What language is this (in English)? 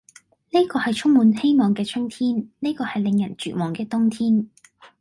Cantonese